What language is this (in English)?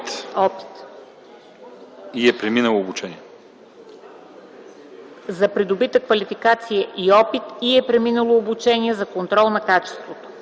Bulgarian